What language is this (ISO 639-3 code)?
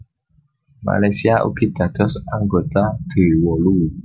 jav